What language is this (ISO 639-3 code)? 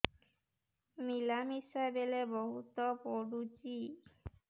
ori